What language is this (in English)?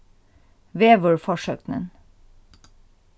Faroese